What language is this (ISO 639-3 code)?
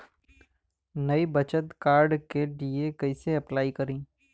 bho